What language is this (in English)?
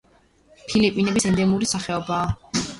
Georgian